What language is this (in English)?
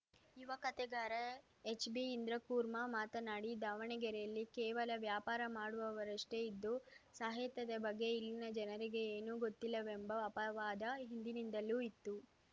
Kannada